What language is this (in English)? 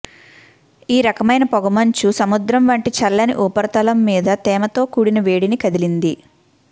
Telugu